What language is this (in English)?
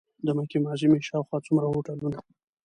Pashto